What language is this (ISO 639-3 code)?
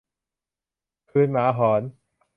tha